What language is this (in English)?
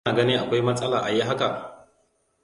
Hausa